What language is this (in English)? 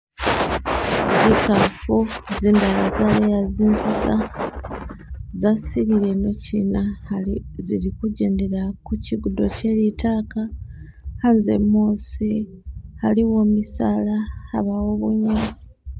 Masaaba